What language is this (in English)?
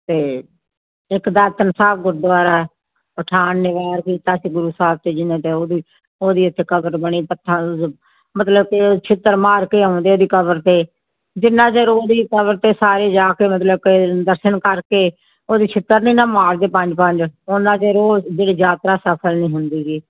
Punjabi